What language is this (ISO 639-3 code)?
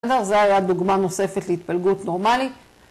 heb